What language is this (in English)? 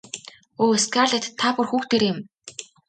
Mongolian